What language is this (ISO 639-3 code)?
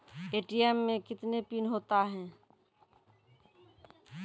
mai